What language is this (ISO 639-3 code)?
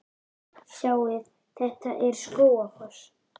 isl